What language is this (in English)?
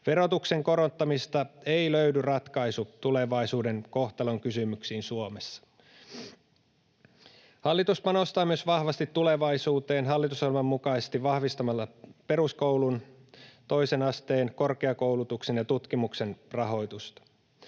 Finnish